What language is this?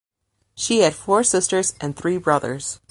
English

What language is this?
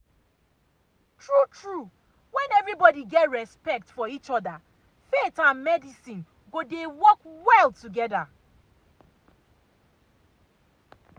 Nigerian Pidgin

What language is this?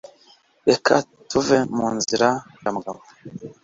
Kinyarwanda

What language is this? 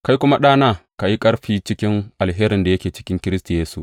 Hausa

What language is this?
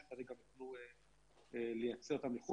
Hebrew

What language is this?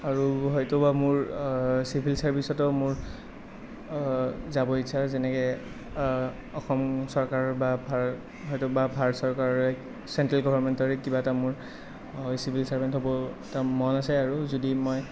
Assamese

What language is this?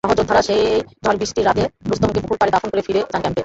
Bangla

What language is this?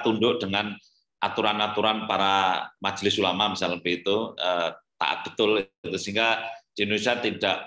Indonesian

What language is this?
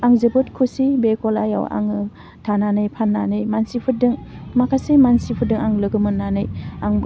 Bodo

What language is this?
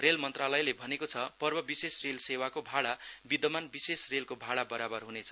Nepali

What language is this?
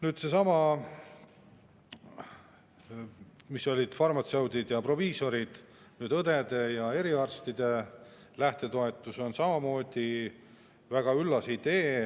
Estonian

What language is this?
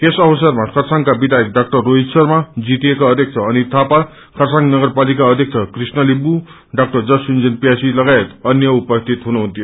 Nepali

